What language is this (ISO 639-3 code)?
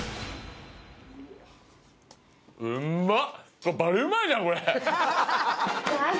jpn